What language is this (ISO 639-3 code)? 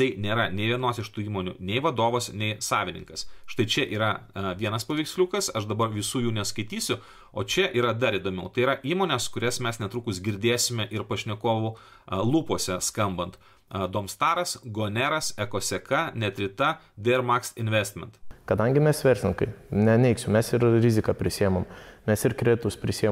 lit